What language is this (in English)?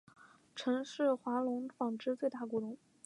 Chinese